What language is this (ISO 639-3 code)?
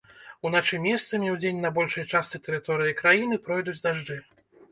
bel